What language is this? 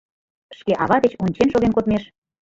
Mari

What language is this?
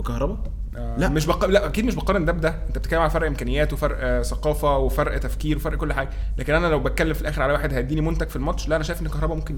Arabic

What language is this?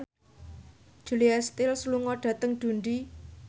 Javanese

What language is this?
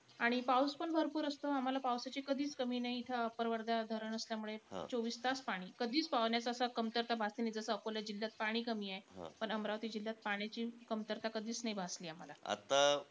Marathi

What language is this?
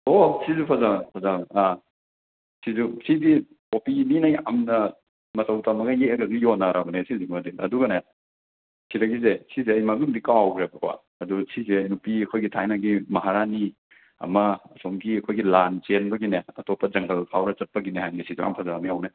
Manipuri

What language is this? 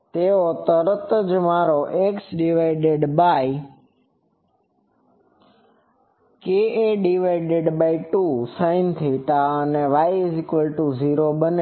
Gujarati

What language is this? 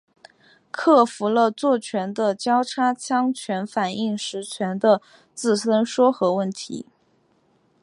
Chinese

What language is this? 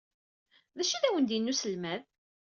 Kabyle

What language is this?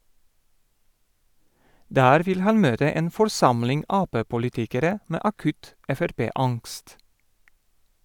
Norwegian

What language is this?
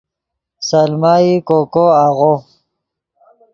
Yidgha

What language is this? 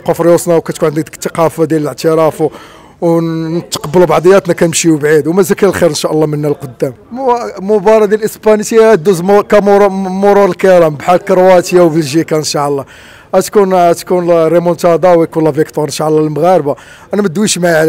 Arabic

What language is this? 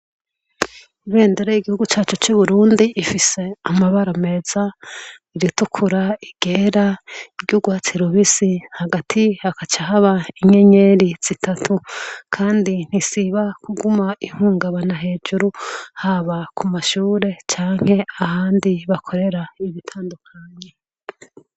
Rundi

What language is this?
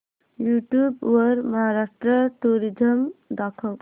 Marathi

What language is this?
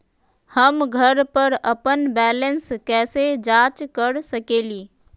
Magahi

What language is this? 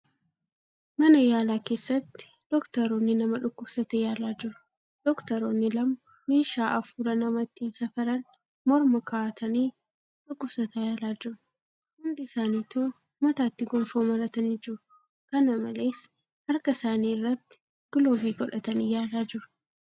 Oromo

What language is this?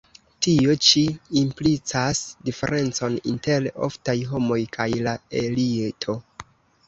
Esperanto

